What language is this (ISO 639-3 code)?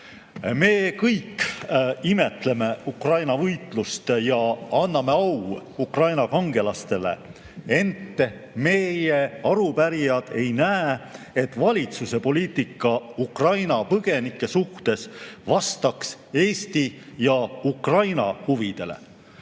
est